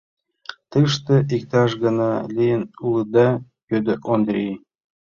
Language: Mari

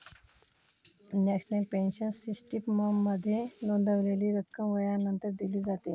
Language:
Marathi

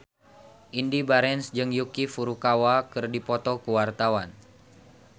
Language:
Sundanese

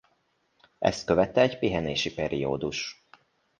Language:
Hungarian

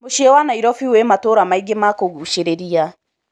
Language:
Kikuyu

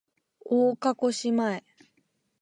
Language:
Japanese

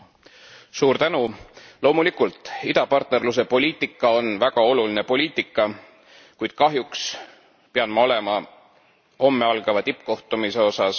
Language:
Estonian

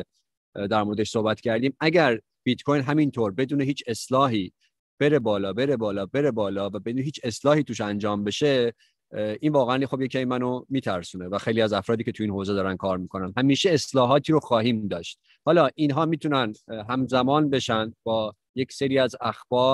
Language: Persian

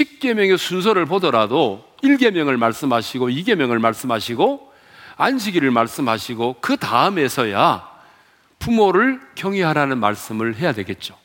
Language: Korean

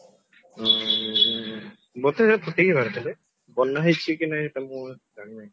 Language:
Odia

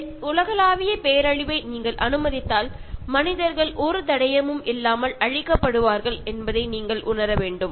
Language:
Tamil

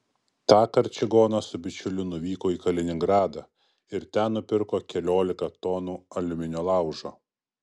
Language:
Lithuanian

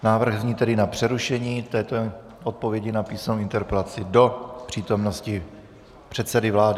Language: Czech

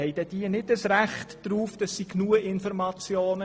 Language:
Swiss German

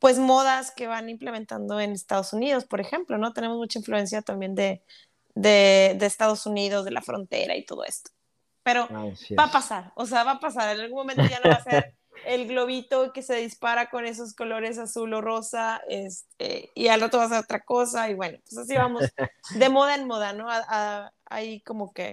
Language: Spanish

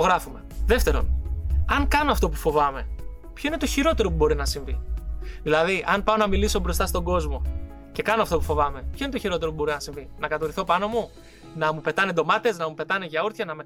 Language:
Greek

